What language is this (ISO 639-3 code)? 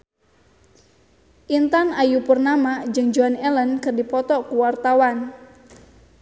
sun